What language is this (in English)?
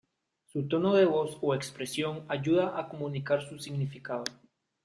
Spanish